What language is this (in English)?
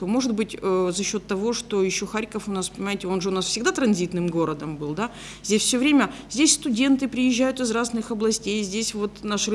Russian